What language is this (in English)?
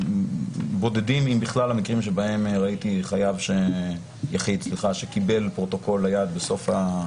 Hebrew